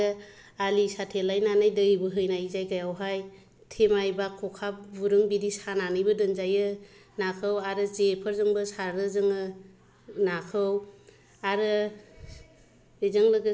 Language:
Bodo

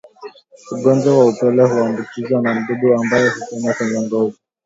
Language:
Swahili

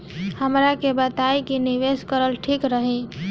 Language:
Bhojpuri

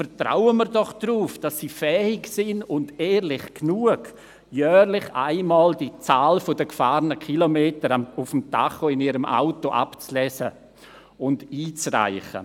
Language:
Swiss German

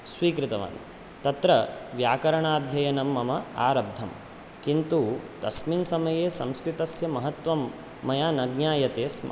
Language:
Sanskrit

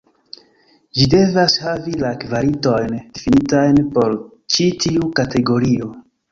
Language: Esperanto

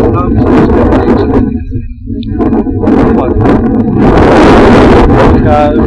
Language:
Polish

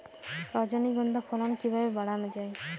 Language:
Bangla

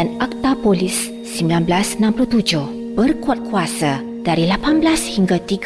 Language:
Malay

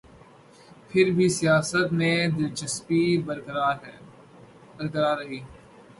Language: Urdu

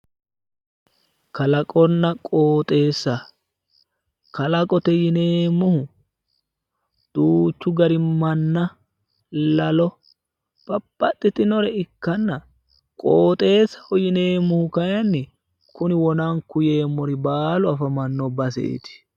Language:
Sidamo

